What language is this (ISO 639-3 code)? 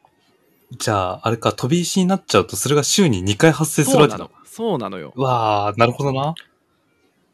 jpn